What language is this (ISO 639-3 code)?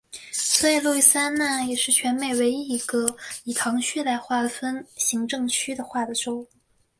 zho